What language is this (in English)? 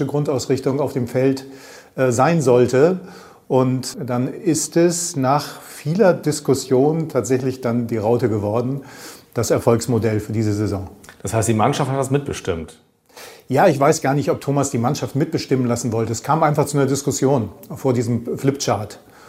German